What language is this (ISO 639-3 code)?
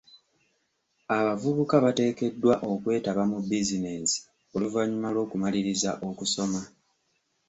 lug